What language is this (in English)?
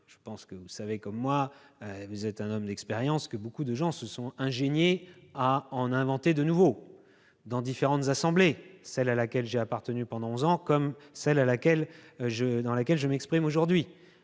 French